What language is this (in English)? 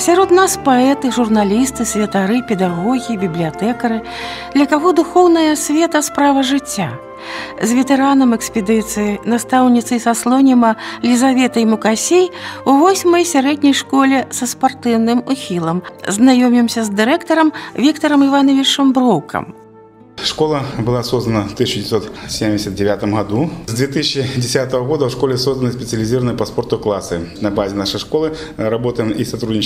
Russian